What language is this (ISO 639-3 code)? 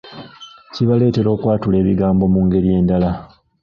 lug